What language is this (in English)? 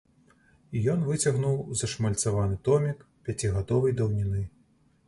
Belarusian